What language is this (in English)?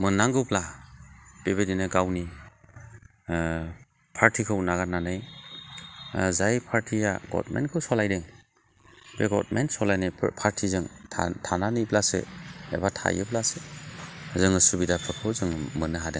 Bodo